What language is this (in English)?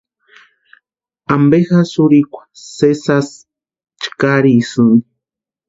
Western Highland Purepecha